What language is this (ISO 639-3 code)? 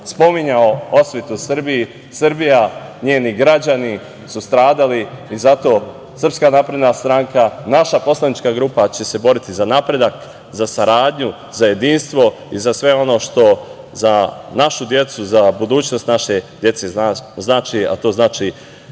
srp